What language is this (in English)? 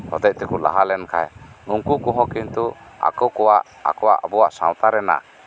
Santali